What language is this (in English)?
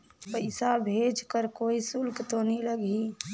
Chhattisgarhi